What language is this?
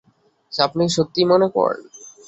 Bangla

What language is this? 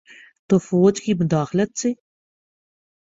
Urdu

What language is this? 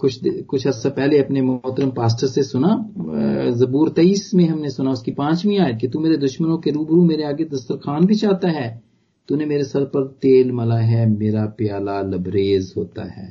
Punjabi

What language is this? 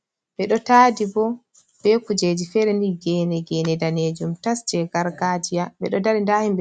Fula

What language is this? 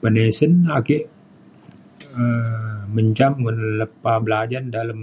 Mainstream Kenyah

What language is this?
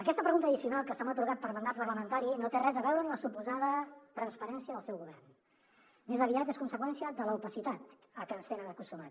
Catalan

